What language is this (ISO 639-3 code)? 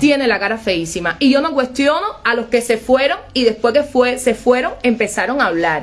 spa